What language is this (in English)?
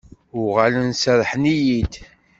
Kabyle